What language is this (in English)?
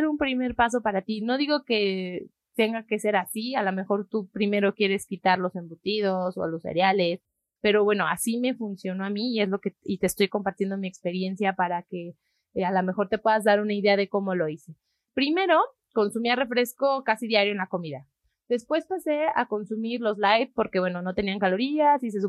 Spanish